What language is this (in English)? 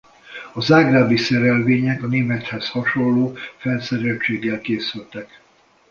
Hungarian